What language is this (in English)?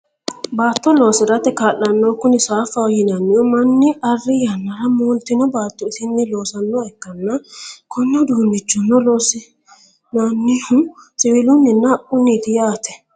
Sidamo